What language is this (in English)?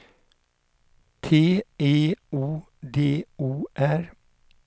Swedish